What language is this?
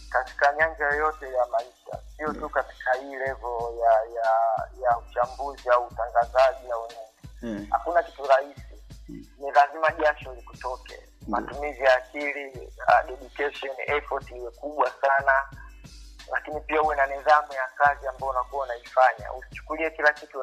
Swahili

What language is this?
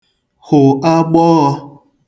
Igbo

